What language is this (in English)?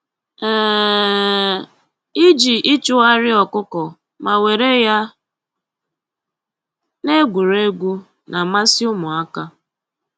Igbo